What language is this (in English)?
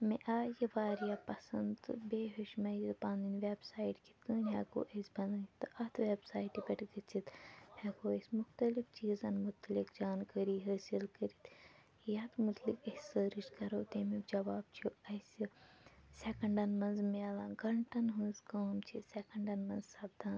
Kashmiri